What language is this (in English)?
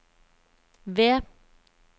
Norwegian